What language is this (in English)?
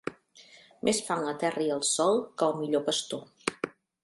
Catalan